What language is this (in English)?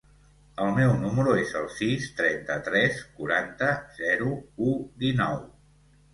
Catalan